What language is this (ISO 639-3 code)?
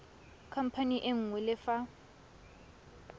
tsn